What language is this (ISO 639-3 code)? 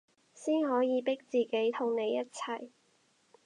yue